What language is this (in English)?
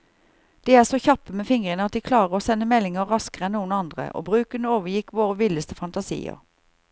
Norwegian